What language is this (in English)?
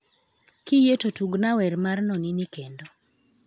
Luo (Kenya and Tanzania)